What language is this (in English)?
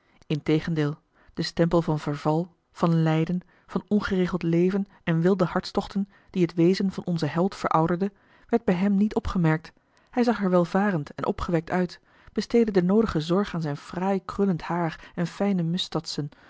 Dutch